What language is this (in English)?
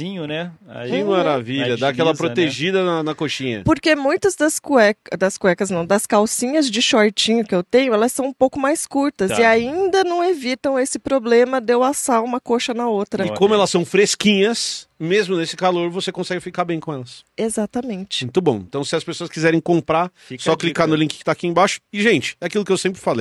Portuguese